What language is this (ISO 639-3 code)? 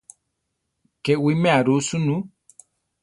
tar